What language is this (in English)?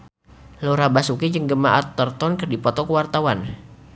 Sundanese